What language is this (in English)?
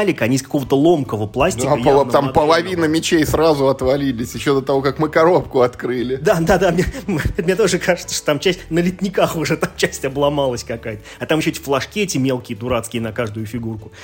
Russian